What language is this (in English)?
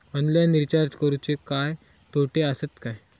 Marathi